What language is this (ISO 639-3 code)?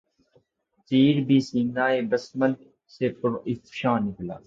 urd